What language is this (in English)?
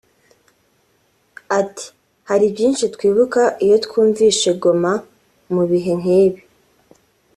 Kinyarwanda